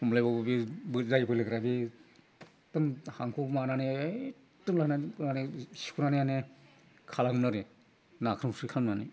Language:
Bodo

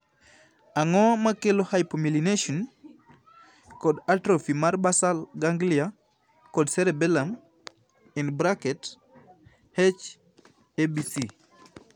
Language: Luo (Kenya and Tanzania)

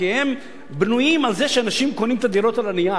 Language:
Hebrew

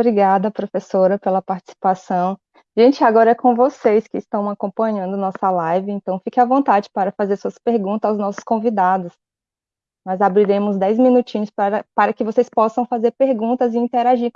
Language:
Portuguese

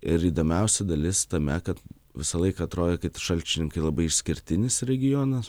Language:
Lithuanian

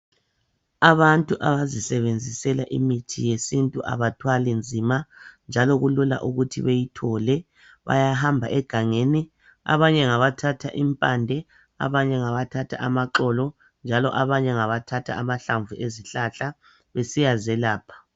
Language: North Ndebele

